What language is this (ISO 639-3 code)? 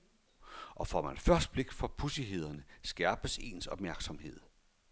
dan